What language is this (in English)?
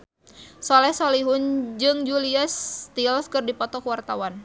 Sundanese